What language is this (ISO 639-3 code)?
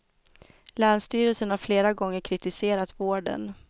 swe